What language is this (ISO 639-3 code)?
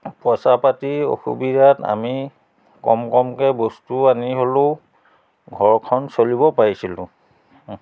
asm